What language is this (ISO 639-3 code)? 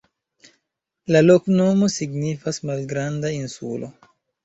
epo